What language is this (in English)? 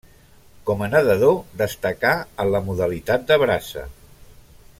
Catalan